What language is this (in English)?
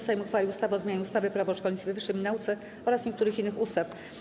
Polish